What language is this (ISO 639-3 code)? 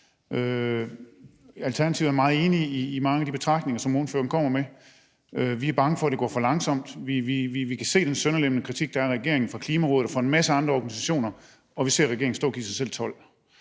dan